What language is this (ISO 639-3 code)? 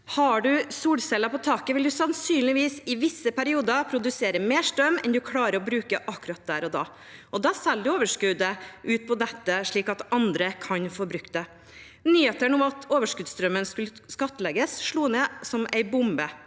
nor